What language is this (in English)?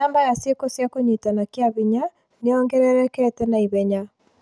Kikuyu